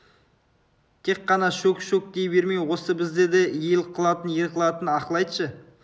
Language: Kazakh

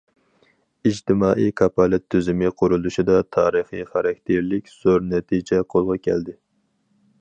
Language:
Uyghur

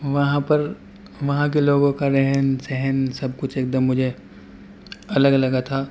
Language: Urdu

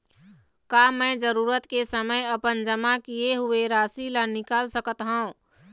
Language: Chhattisgarhi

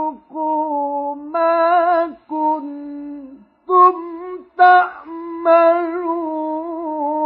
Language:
Arabic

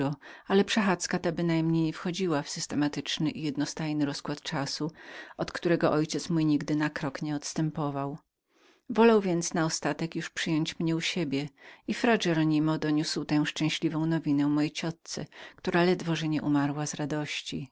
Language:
Polish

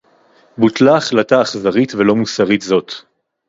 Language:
Hebrew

